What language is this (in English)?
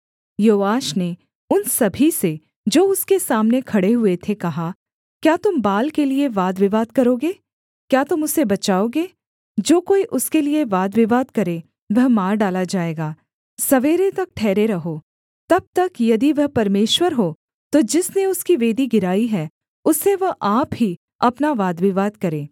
Hindi